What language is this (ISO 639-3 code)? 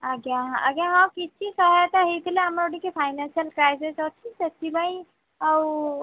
ori